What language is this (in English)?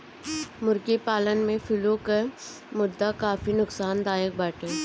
Bhojpuri